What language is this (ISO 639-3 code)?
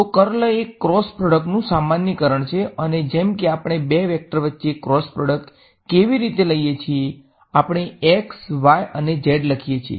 guj